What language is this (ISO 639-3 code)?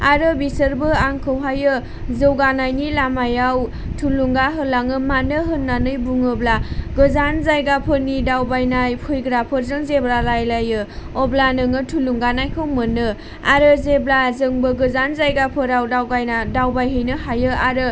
brx